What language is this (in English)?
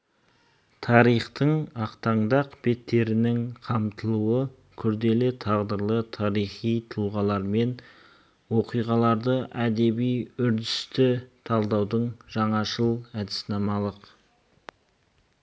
Kazakh